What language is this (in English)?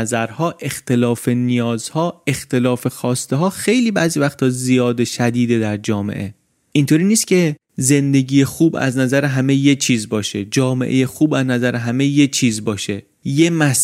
Persian